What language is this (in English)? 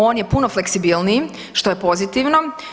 Croatian